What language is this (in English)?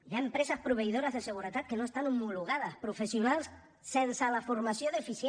Catalan